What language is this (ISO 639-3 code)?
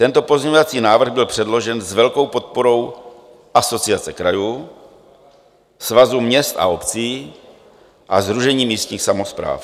ces